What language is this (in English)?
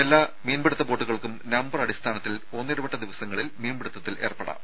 Malayalam